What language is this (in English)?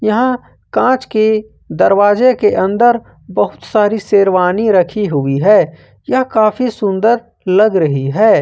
Hindi